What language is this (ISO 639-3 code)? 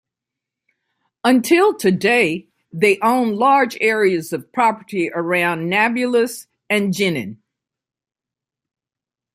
eng